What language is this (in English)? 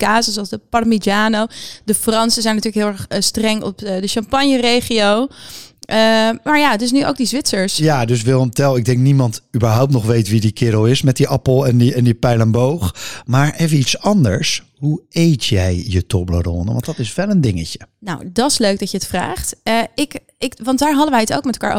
Dutch